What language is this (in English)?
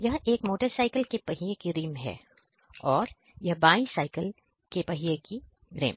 Hindi